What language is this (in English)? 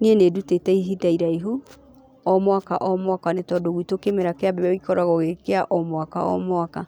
Kikuyu